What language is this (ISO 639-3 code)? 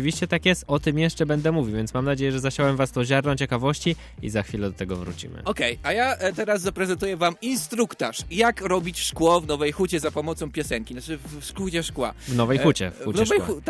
pol